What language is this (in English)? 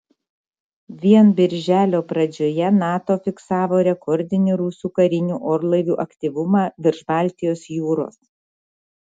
Lithuanian